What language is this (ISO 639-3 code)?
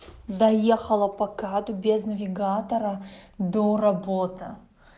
rus